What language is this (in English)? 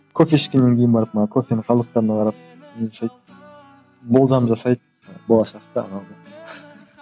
Kazakh